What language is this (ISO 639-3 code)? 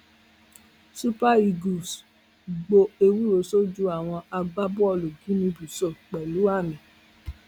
yor